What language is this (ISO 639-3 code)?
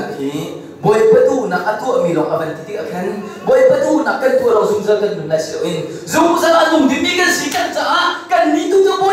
kor